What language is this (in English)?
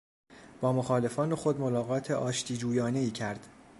Persian